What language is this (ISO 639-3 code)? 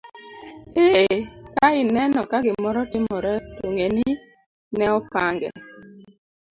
luo